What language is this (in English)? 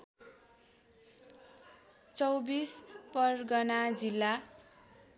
Nepali